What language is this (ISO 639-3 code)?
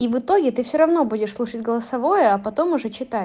rus